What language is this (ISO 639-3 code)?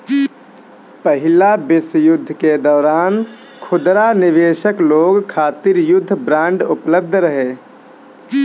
bho